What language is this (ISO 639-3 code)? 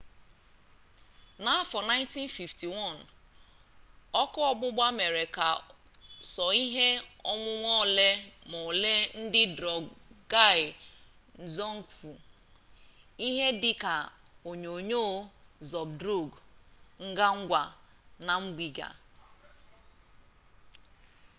ibo